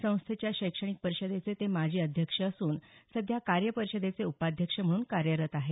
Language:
Marathi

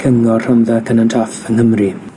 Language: Welsh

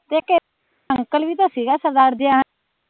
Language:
Punjabi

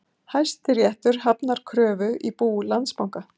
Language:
Icelandic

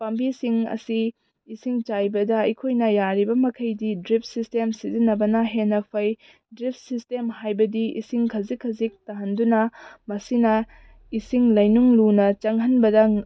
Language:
Manipuri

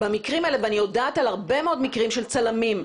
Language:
Hebrew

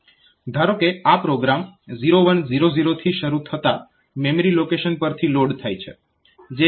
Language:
Gujarati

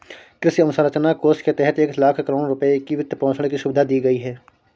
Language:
Hindi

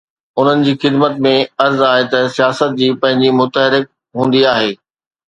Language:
Sindhi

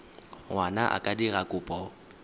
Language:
Tswana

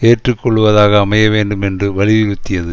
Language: Tamil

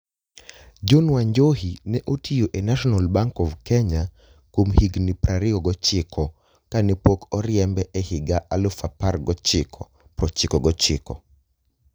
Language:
Luo (Kenya and Tanzania)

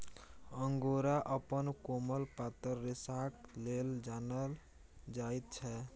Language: Maithili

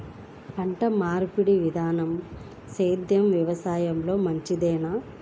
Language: Telugu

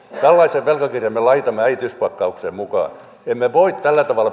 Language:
Finnish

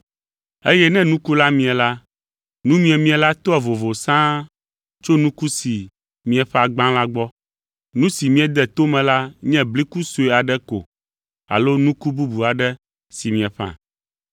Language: Ewe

